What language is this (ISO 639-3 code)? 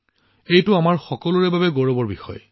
asm